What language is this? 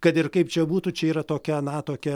Lithuanian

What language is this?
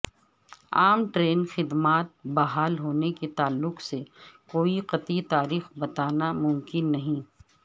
Urdu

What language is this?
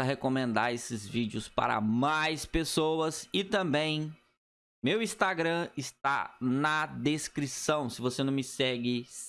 Portuguese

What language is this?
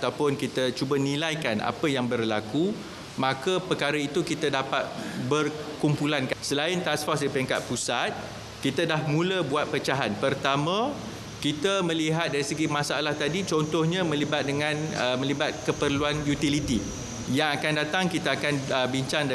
Malay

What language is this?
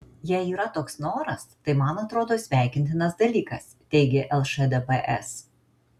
Lithuanian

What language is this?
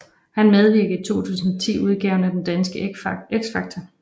Danish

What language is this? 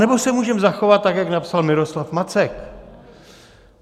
Czech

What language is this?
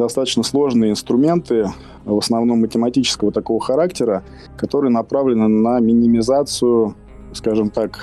Russian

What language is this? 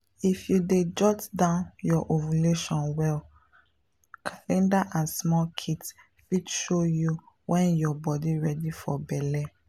Nigerian Pidgin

